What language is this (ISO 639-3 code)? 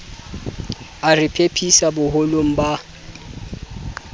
sot